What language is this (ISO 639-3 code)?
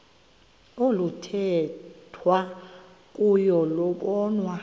xho